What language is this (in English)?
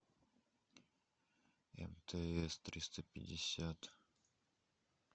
Russian